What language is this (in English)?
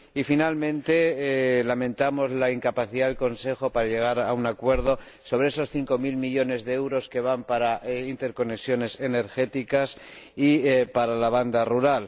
Spanish